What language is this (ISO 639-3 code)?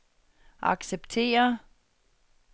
dan